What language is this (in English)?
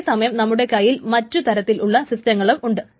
Malayalam